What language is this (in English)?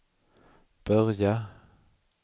Swedish